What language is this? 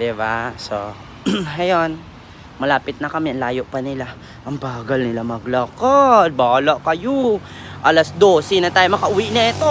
Filipino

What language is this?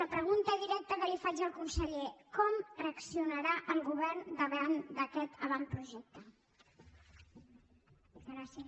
Catalan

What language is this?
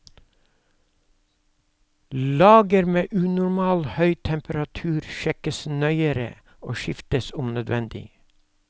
Norwegian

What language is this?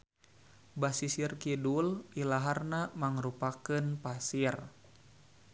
Sundanese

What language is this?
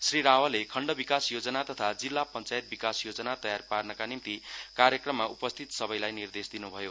Nepali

